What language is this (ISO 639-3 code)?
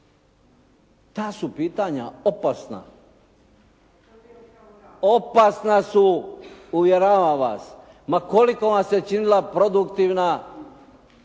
hrv